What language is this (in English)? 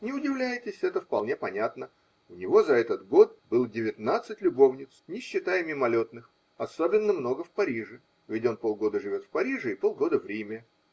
Russian